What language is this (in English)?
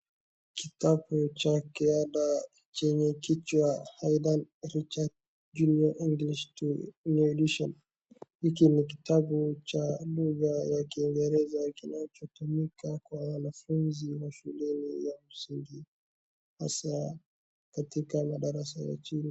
Swahili